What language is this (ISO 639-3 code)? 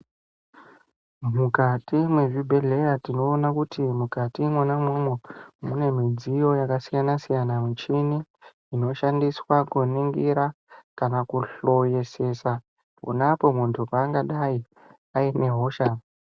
ndc